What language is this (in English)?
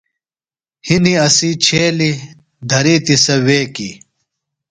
Phalura